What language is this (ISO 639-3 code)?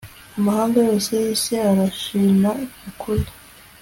kin